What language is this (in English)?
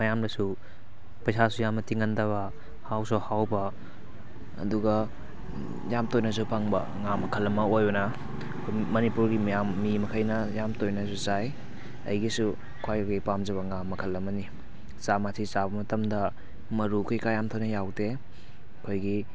Manipuri